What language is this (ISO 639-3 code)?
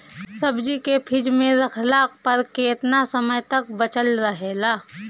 bho